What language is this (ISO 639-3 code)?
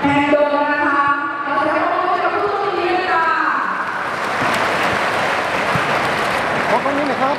tha